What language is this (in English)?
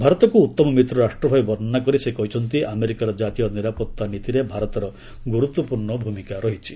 Odia